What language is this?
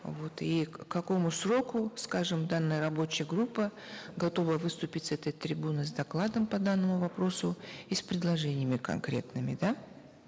Kazakh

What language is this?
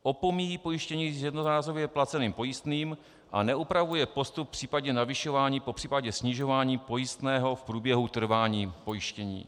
Czech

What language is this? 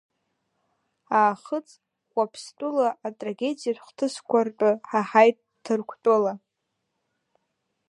Abkhazian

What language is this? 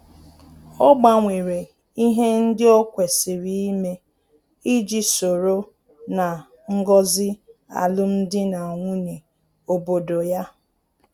Igbo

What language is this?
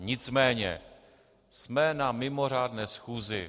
Czech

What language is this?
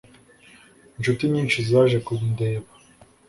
Kinyarwanda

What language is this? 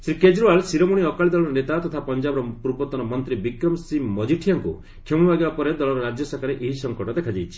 Odia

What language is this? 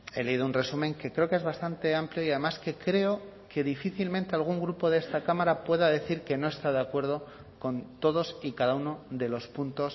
Spanish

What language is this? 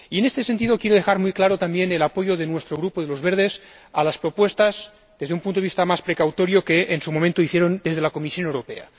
Spanish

